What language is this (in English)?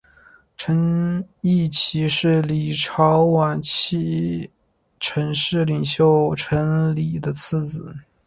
Chinese